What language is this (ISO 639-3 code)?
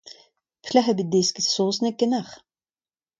bre